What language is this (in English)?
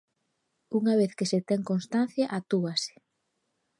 Galician